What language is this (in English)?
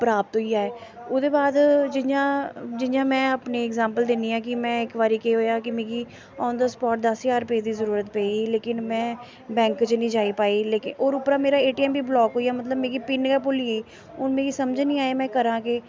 Dogri